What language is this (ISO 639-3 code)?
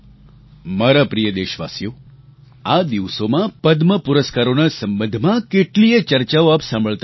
guj